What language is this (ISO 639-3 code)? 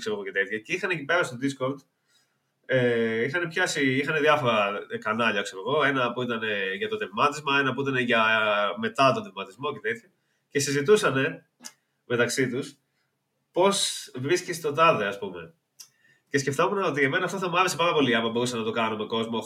ell